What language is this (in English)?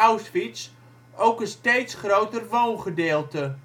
Dutch